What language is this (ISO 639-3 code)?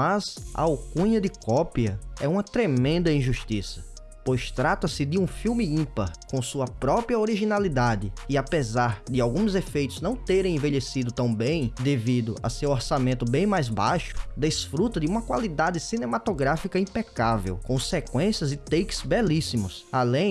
por